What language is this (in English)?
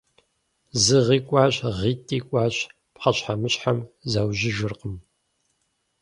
Kabardian